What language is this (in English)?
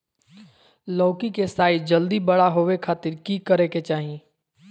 Magahi